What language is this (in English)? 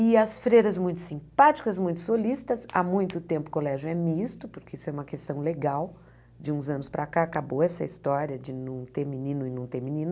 Portuguese